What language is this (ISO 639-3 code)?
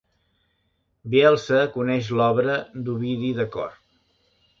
cat